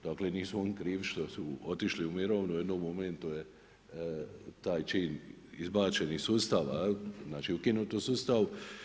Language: Croatian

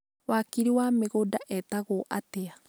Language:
Kikuyu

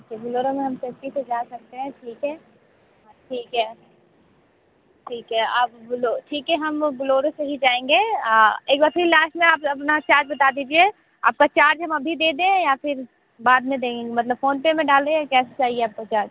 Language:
Hindi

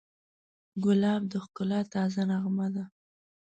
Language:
Pashto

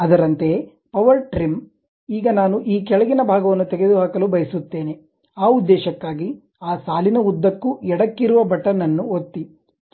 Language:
Kannada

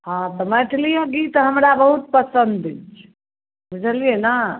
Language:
Maithili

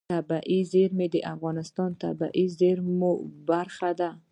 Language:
Pashto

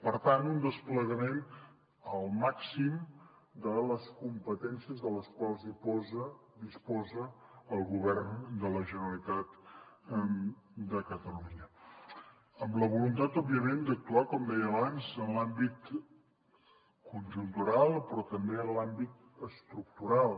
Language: Catalan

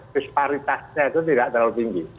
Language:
Indonesian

